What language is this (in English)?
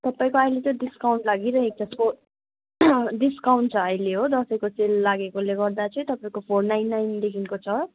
Nepali